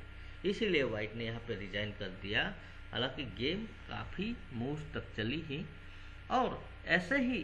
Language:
Hindi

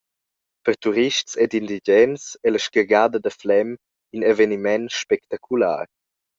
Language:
Romansh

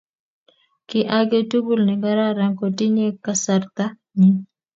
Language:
Kalenjin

